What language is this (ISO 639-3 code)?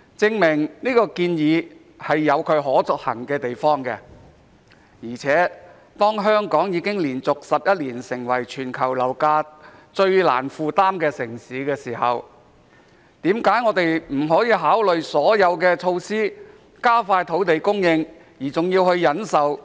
yue